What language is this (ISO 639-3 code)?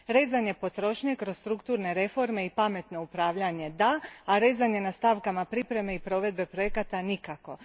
hrv